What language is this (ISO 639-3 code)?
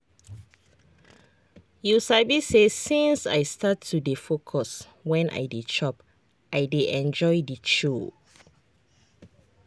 pcm